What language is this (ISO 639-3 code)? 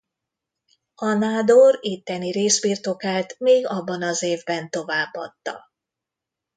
hun